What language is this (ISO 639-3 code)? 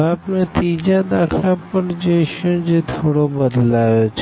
guj